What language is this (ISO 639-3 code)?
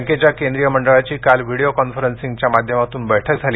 mar